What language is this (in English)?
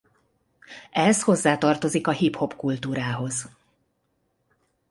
Hungarian